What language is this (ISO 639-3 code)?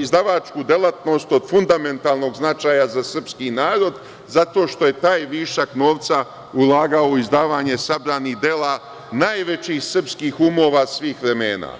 srp